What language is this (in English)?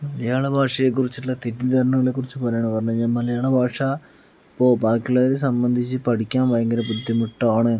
Malayalam